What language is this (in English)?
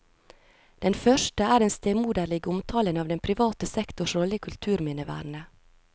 Norwegian